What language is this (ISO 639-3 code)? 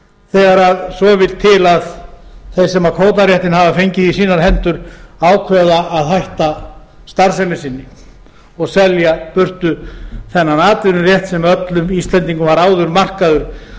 isl